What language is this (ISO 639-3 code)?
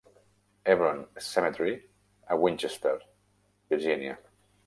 cat